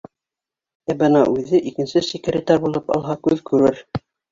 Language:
Bashkir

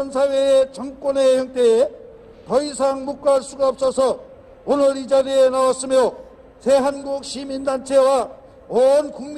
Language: Korean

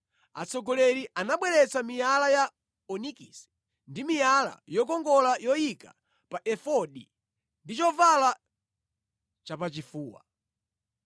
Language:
Nyanja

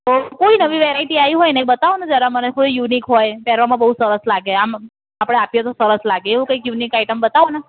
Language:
Gujarati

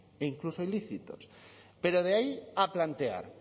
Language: Spanish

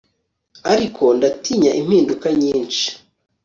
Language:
Kinyarwanda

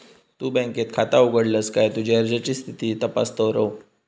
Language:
Marathi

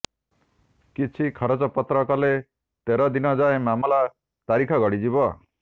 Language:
Odia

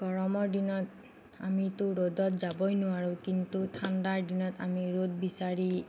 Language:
Assamese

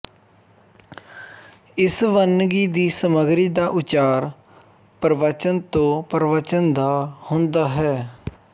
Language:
Punjabi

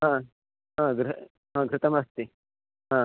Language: Sanskrit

